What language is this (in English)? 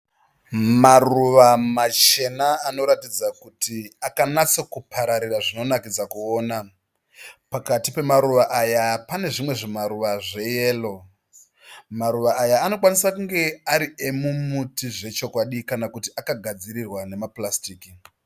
Shona